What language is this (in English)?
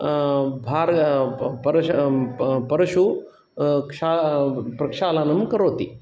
Sanskrit